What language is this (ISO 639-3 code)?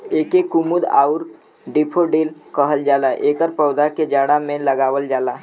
bho